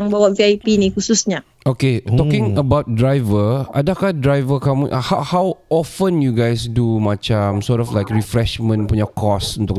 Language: Malay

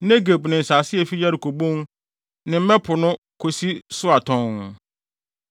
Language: Akan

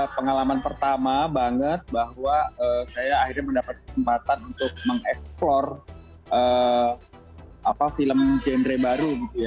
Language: Indonesian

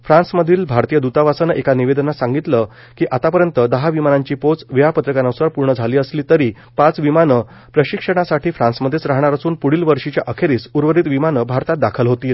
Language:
Marathi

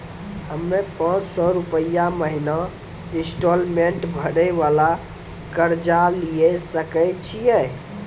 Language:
Maithili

